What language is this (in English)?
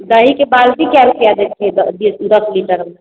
Maithili